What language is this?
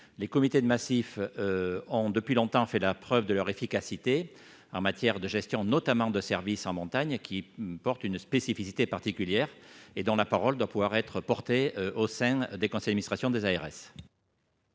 French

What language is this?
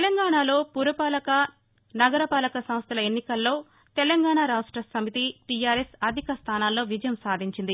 Telugu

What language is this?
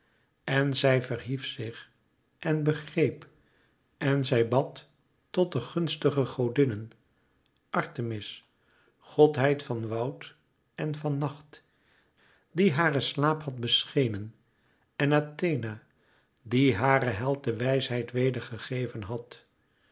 Dutch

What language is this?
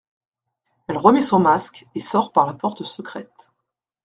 French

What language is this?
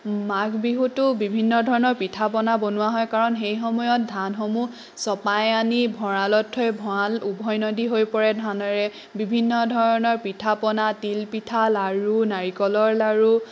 Assamese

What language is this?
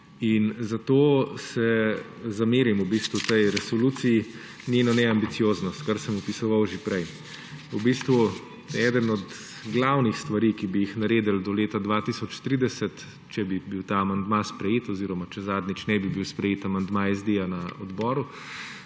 Slovenian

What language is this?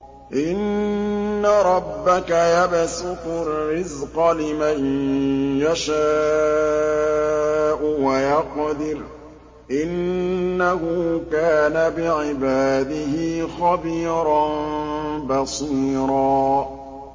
Arabic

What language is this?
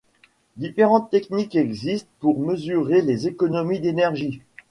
French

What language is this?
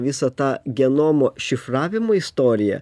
Lithuanian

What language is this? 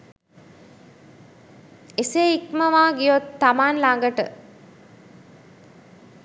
Sinhala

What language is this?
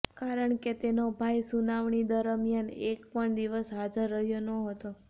Gujarati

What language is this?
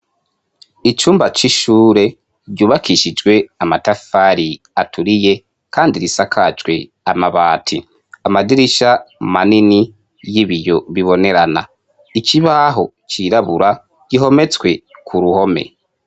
Rundi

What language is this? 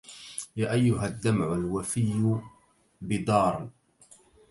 Arabic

